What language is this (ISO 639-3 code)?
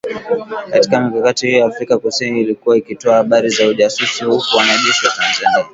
swa